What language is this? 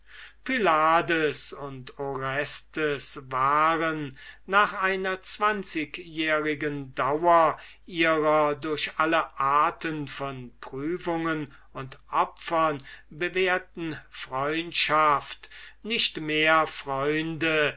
German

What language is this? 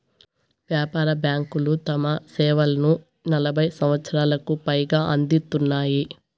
Telugu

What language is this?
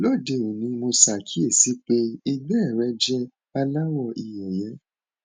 Yoruba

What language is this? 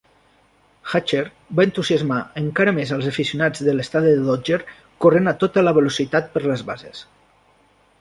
Catalan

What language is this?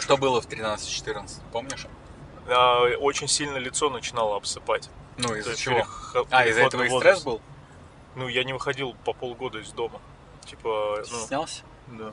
Russian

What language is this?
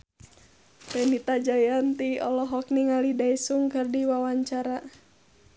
Sundanese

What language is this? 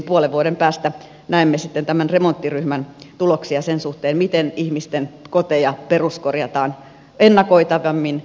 Finnish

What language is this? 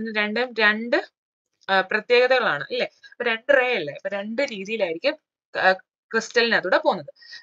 Malayalam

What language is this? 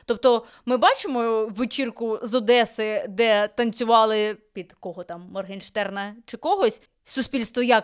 Ukrainian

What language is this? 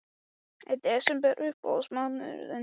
Icelandic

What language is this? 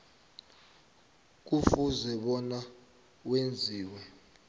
South Ndebele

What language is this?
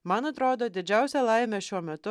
Lithuanian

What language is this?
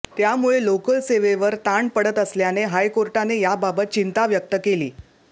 Marathi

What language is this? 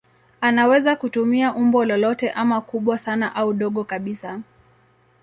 Swahili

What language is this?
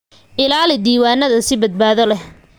Somali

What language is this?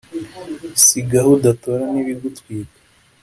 Kinyarwanda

